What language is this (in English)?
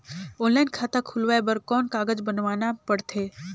Chhattisgarhi